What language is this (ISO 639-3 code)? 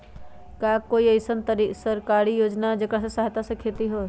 mag